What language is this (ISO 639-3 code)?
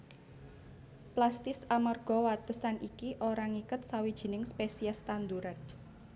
jav